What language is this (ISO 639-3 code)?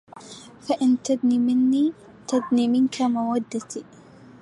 ara